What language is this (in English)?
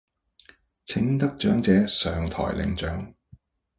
Cantonese